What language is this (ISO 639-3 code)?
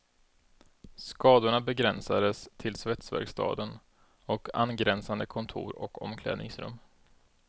swe